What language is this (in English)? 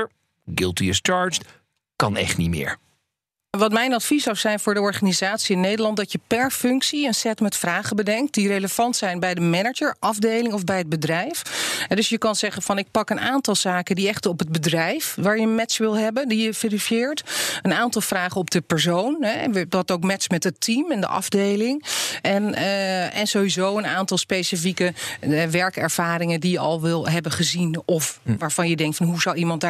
Dutch